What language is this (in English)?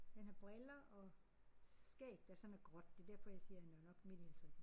Danish